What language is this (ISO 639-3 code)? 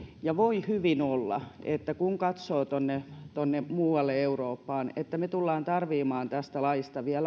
fin